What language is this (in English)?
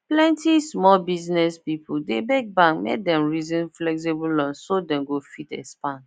Nigerian Pidgin